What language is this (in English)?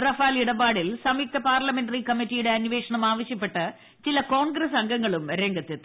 Malayalam